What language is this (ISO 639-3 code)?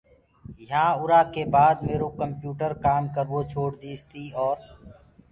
ggg